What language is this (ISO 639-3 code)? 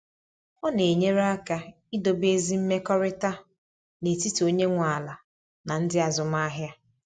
ibo